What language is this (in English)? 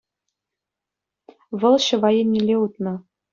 Chuvash